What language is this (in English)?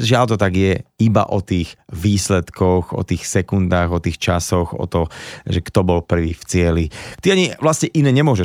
Slovak